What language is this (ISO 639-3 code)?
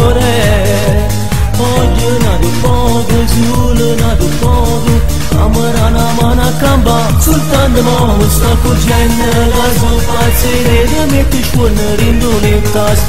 ron